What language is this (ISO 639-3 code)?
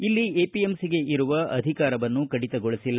kan